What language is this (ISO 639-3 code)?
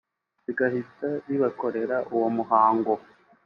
kin